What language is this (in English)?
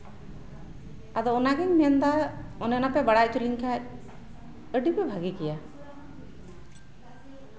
Santali